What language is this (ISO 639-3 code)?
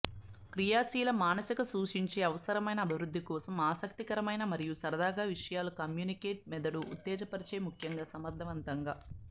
tel